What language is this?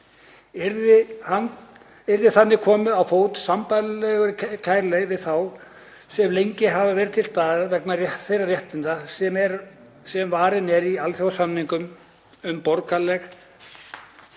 Icelandic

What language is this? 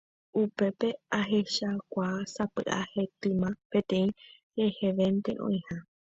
Guarani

